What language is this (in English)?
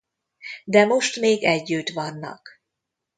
Hungarian